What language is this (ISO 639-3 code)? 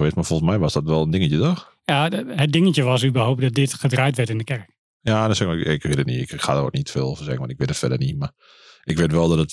nld